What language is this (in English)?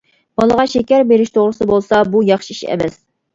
Uyghur